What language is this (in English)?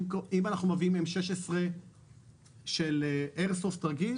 Hebrew